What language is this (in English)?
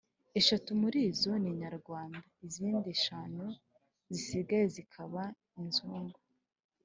Kinyarwanda